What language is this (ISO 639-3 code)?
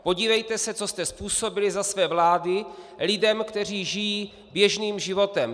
ces